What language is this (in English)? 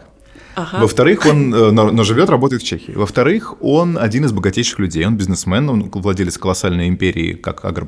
Russian